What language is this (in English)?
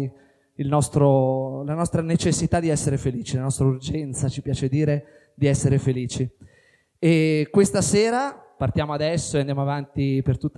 Italian